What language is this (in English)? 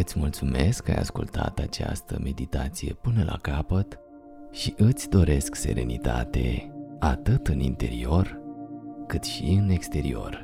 Romanian